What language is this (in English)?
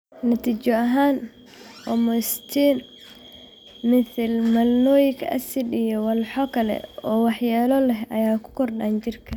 Somali